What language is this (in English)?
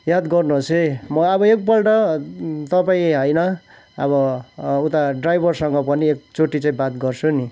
Nepali